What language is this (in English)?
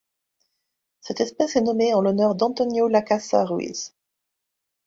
French